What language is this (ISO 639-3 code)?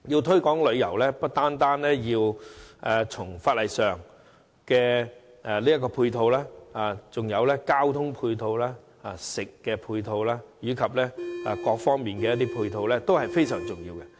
yue